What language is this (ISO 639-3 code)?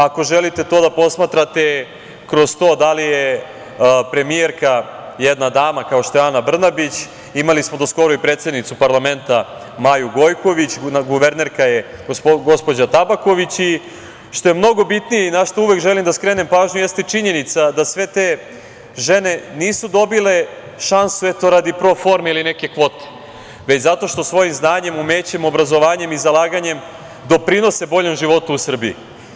srp